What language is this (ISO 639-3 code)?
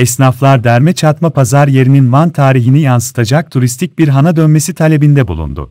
tur